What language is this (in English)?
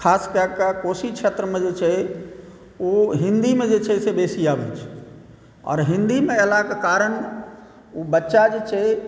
Maithili